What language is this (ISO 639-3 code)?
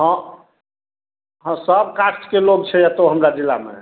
mai